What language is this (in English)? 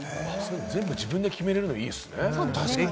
Japanese